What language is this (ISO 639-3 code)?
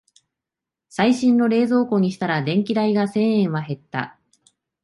jpn